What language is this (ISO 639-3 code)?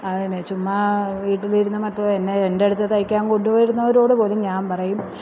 mal